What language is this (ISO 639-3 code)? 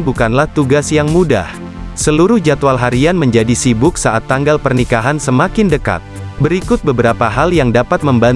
ind